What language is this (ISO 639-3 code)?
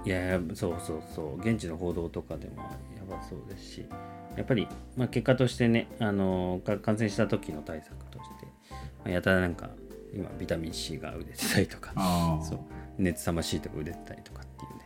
jpn